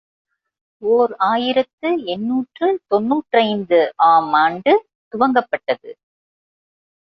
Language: Tamil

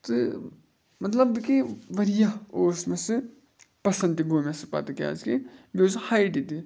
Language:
Kashmiri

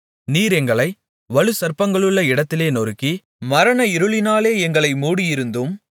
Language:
Tamil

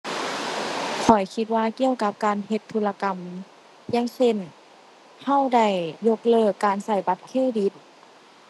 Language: Thai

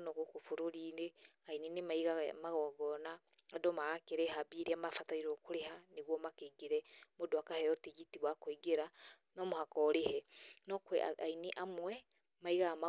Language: Kikuyu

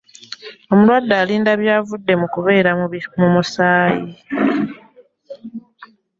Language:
Ganda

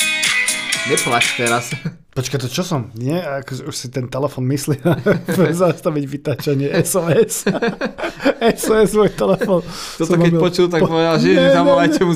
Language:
Slovak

